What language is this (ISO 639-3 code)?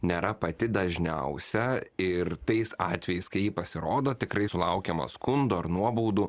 lit